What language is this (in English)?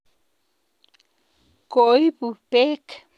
Kalenjin